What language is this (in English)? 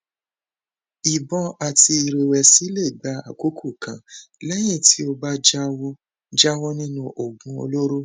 Yoruba